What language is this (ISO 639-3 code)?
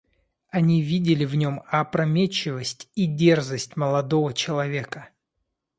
rus